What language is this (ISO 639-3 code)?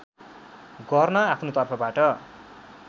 nep